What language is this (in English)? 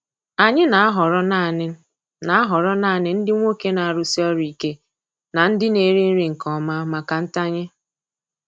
Igbo